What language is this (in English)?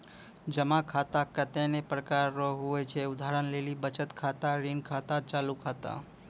Maithili